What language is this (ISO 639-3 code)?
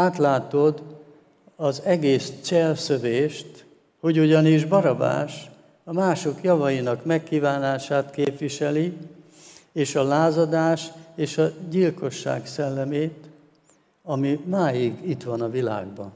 hun